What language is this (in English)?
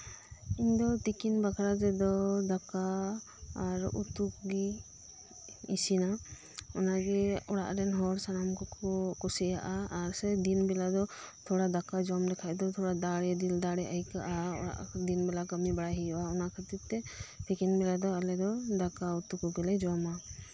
Santali